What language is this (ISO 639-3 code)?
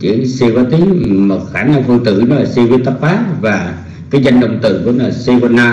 vie